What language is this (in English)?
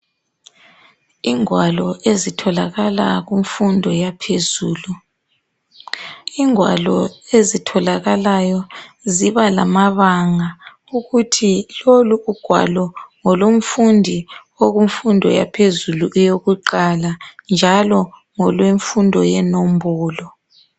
North Ndebele